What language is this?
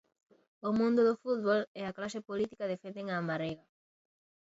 Galician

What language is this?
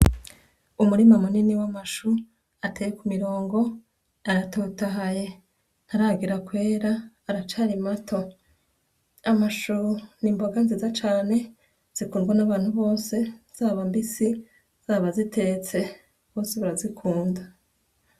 Rundi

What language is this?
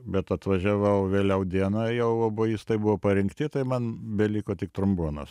Lithuanian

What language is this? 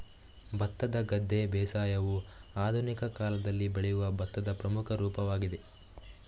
Kannada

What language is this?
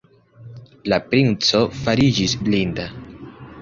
Esperanto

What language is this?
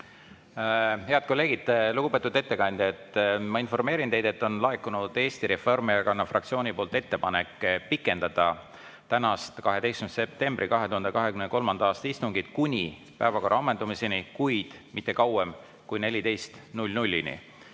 Estonian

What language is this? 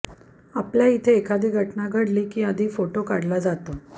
Marathi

